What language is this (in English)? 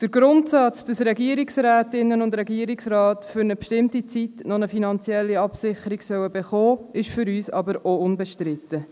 Swiss German